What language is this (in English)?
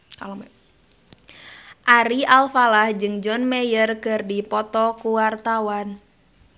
Sundanese